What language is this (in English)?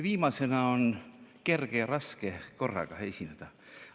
Estonian